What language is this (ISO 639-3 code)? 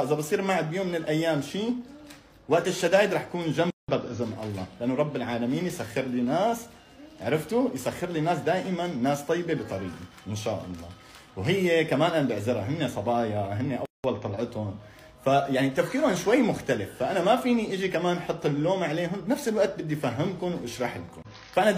ara